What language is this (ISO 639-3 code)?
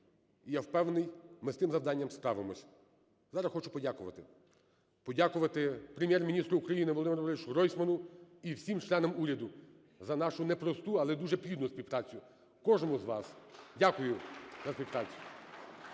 ukr